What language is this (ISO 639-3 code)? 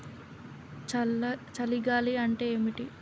tel